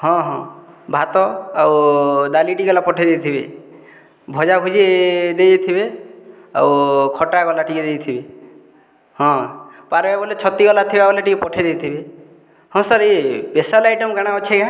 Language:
Odia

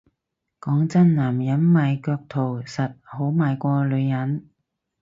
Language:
Cantonese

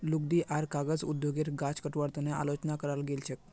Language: Magahi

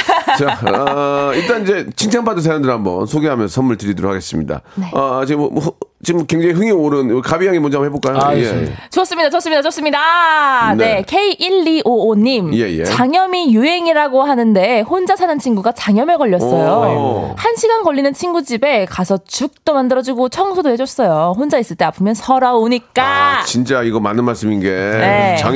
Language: Korean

